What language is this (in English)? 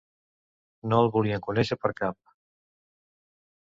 Catalan